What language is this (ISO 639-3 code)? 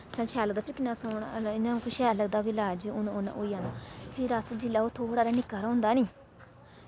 doi